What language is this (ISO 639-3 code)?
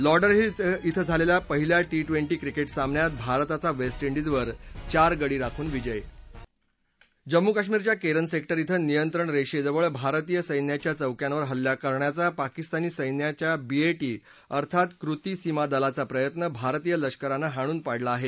mar